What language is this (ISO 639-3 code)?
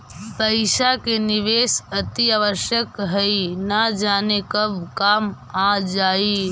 mag